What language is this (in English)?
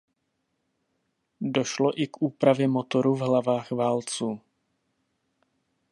Czech